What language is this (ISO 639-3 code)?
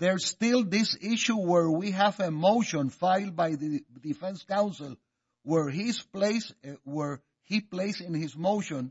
eng